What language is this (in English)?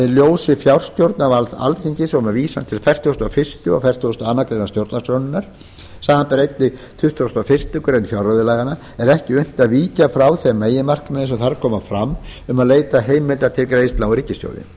Icelandic